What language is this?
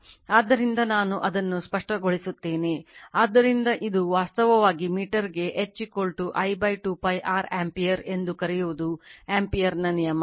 Kannada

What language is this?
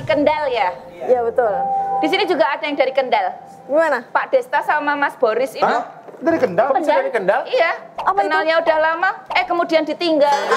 Indonesian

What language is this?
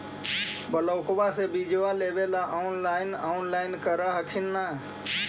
Magahi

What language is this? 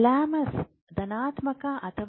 Kannada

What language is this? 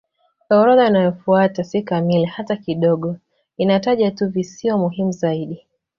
Swahili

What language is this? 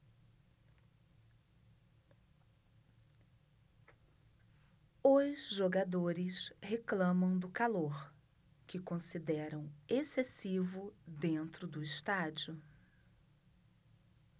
Portuguese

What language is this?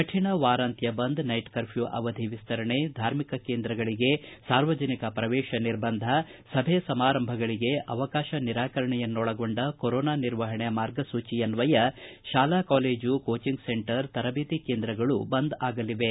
Kannada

